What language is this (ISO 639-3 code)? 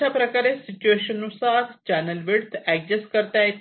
mar